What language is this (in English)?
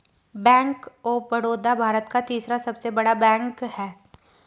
Hindi